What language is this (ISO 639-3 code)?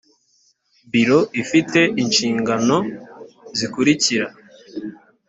kin